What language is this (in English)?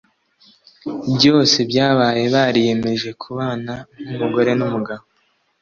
Kinyarwanda